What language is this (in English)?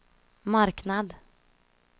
Swedish